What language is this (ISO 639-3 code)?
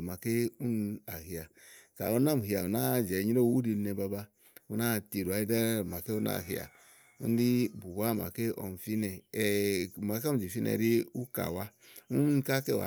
ahl